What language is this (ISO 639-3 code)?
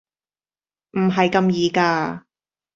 yue